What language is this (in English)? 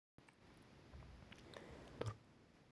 Kazakh